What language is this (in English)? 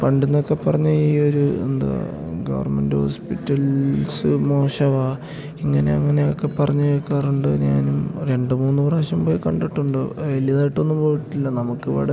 Malayalam